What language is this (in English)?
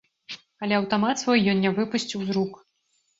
Belarusian